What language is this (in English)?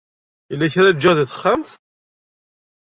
Kabyle